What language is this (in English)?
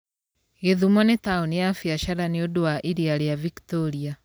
Kikuyu